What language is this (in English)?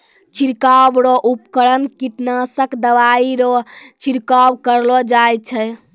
Maithili